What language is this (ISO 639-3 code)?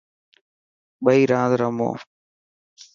mki